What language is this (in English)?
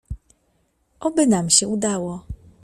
Polish